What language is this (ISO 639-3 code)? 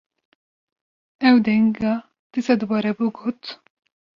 kur